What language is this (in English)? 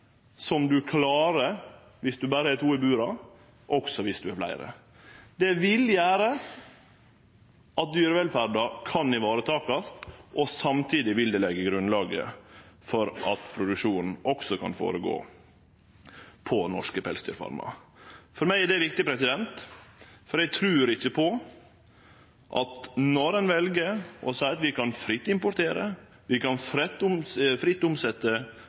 Norwegian Nynorsk